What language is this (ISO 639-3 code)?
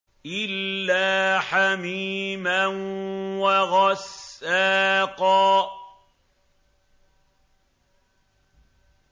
ara